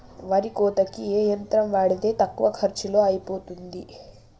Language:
Telugu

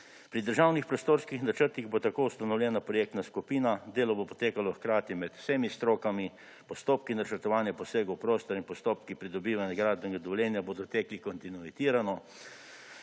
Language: Slovenian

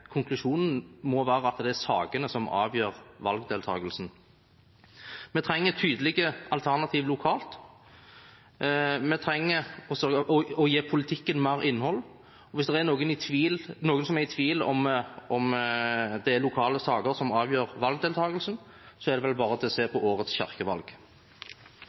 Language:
Norwegian Bokmål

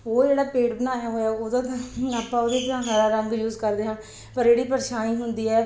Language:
Punjabi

